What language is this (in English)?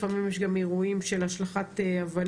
Hebrew